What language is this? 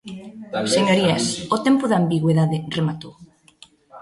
Galician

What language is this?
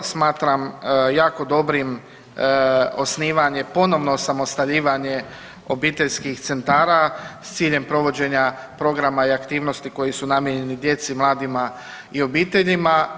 Croatian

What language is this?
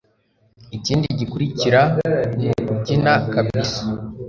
Kinyarwanda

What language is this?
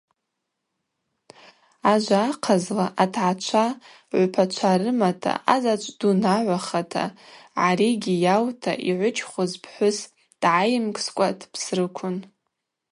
Abaza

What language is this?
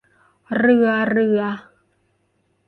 Thai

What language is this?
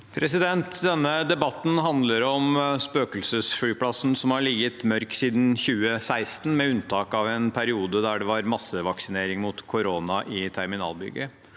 Norwegian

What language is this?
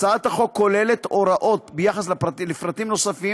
Hebrew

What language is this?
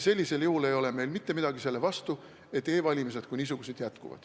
Estonian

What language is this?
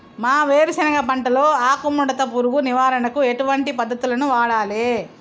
Telugu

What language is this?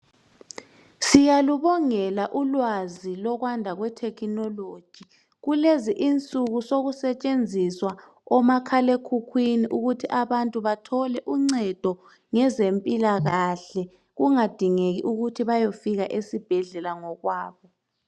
North Ndebele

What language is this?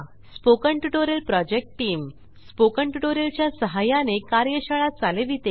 Marathi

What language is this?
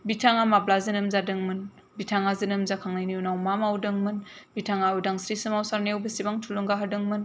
Bodo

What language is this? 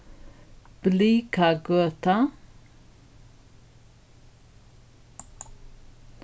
Faroese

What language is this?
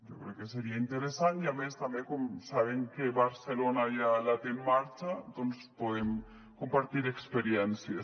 Catalan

